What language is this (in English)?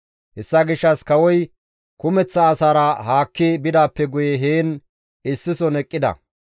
Gamo